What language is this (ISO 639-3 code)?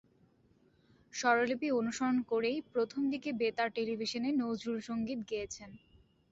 ben